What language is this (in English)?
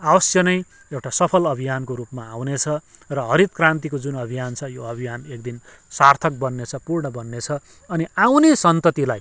Nepali